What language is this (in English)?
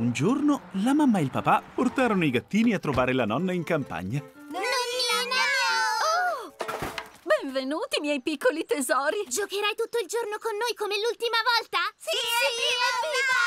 Italian